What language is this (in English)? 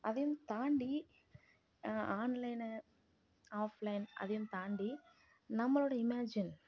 Tamil